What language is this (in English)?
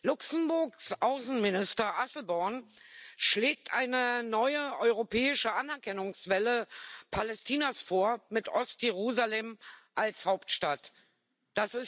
German